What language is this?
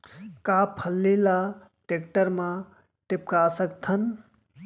Chhattisgarhi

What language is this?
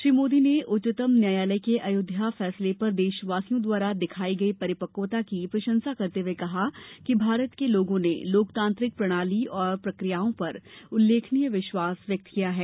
Hindi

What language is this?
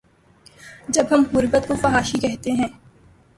Urdu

